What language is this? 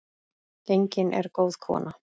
Icelandic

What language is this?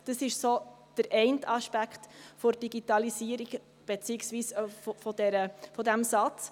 Swiss German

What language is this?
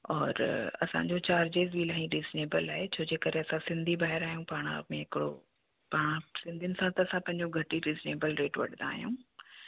Sindhi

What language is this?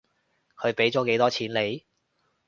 Cantonese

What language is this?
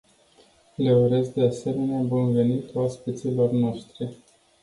Romanian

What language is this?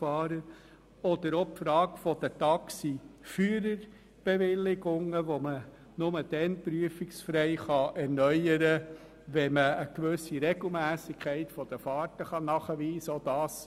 Swiss German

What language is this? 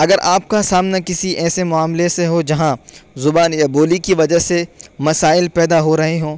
Urdu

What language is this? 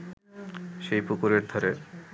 Bangla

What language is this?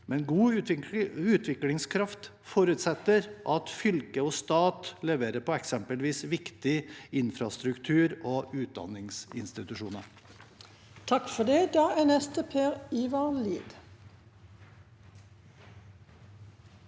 Norwegian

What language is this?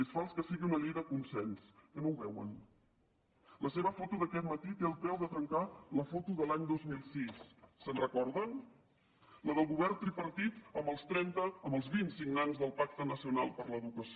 Catalan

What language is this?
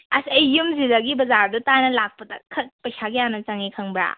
Manipuri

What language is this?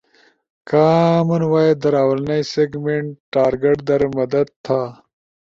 Ushojo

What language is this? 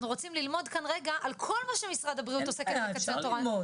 Hebrew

